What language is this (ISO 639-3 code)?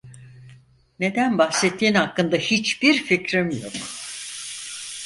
tur